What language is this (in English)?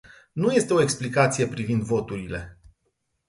Romanian